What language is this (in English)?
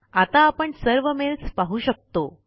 Marathi